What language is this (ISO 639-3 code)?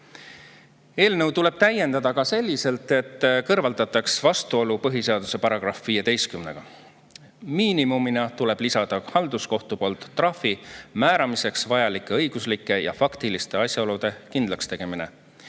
est